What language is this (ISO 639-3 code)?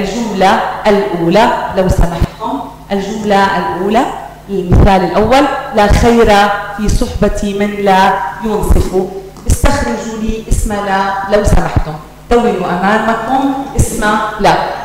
ara